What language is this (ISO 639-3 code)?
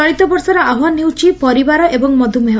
ori